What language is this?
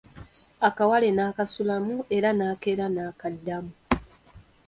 Ganda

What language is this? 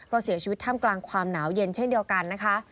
Thai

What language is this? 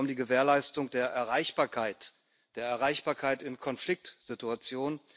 German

